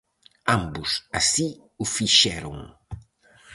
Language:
Galician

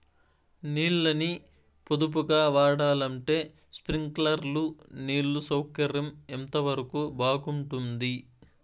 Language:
Telugu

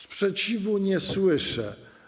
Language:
Polish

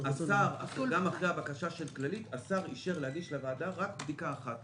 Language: Hebrew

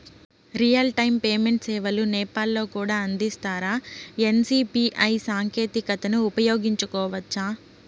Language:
Telugu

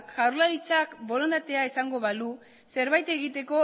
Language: Basque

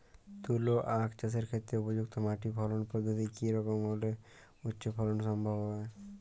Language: Bangla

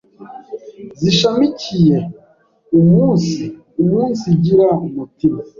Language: Kinyarwanda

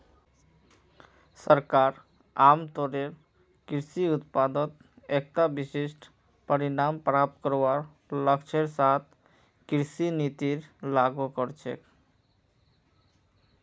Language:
Magahi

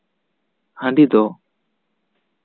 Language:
Santali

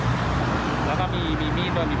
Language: Thai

